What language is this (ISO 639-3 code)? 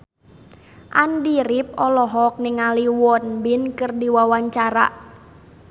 sun